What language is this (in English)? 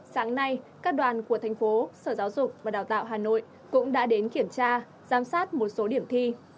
Vietnamese